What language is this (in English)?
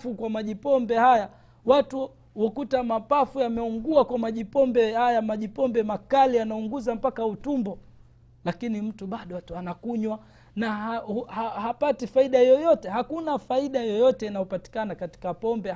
Swahili